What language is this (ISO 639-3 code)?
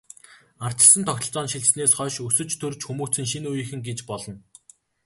mon